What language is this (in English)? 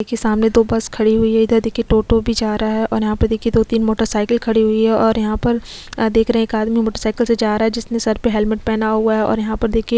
Hindi